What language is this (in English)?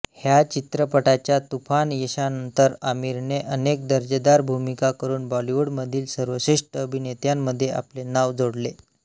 Marathi